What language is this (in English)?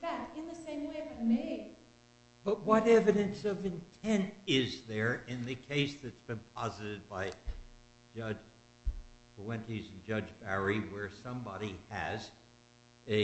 English